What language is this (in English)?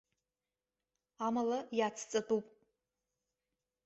Abkhazian